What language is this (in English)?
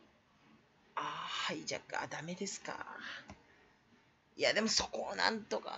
Japanese